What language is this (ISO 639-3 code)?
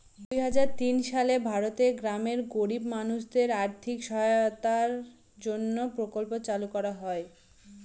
ben